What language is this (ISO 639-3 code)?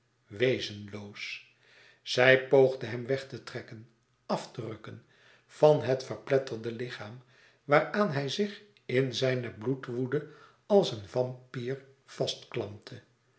nld